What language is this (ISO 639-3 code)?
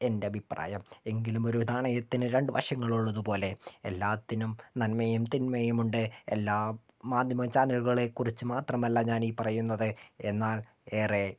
mal